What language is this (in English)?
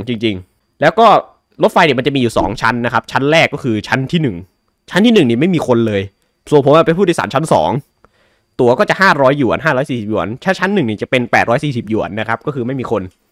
Thai